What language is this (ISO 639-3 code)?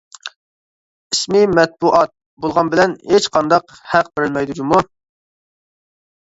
uig